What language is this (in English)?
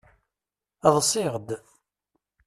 Kabyle